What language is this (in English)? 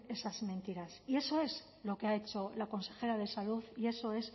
Spanish